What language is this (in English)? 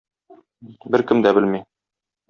Tatar